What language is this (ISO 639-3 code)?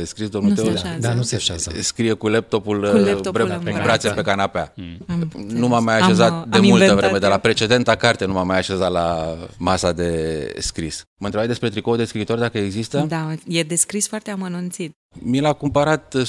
ron